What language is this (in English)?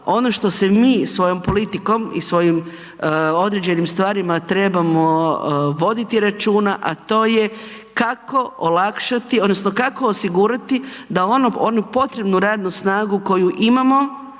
Croatian